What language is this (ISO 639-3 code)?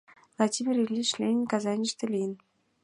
chm